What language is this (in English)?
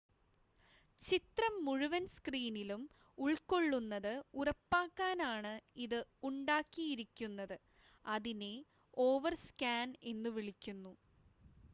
Malayalam